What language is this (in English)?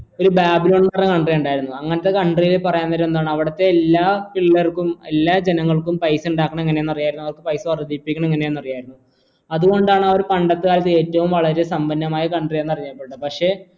Malayalam